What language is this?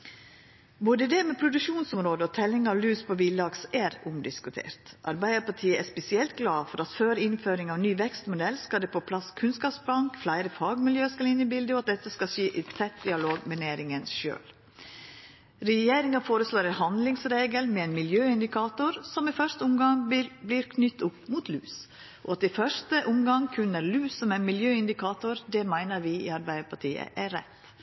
Norwegian Nynorsk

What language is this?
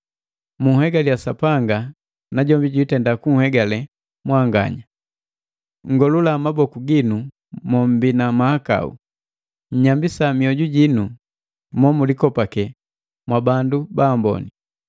Matengo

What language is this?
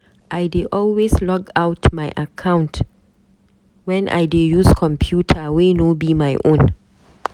Nigerian Pidgin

